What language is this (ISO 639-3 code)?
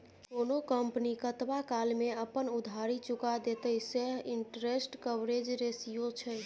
mai